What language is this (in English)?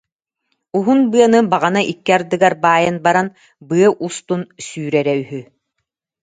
Yakut